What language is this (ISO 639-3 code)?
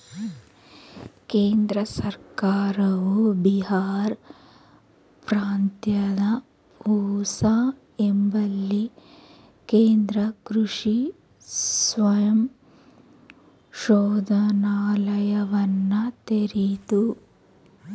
kan